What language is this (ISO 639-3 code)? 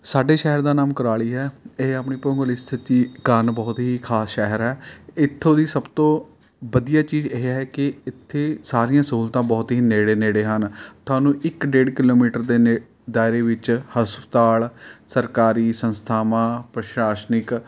pan